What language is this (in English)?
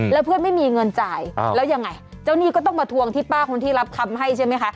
Thai